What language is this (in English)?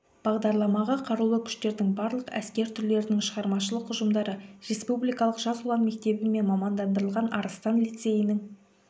Kazakh